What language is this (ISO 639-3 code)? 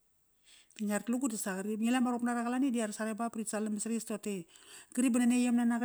ckr